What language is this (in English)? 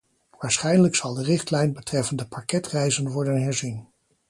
Dutch